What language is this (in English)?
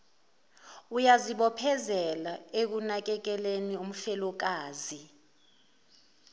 Zulu